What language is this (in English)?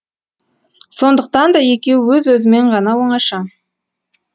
Kazakh